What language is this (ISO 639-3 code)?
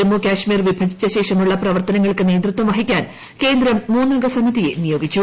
mal